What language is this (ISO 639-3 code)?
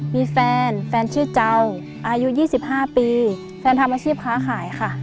tha